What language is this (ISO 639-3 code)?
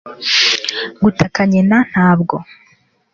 kin